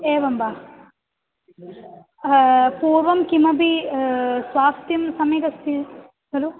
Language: Sanskrit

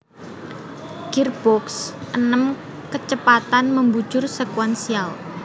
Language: Javanese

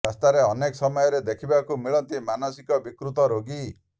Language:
Odia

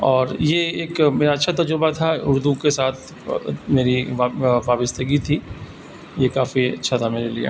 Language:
Urdu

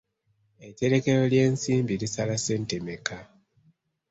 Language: Ganda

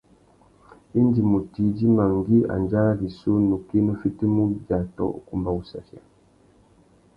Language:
Tuki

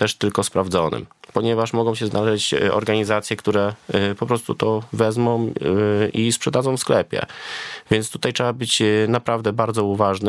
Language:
Polish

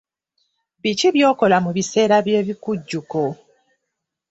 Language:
Ganda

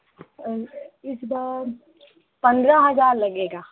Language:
Hindi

